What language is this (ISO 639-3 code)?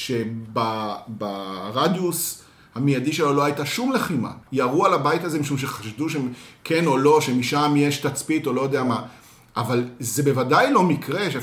heb